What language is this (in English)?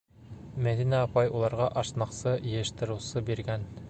Bashkir